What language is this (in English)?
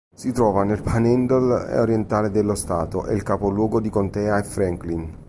Italian